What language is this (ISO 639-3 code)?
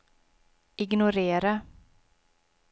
swe